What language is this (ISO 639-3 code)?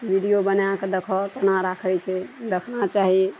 mai